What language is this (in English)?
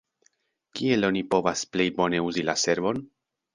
Esperanto